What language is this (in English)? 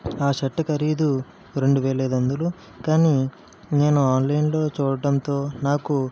Telugu